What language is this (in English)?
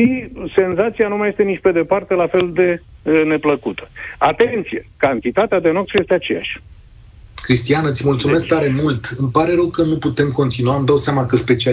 Romanian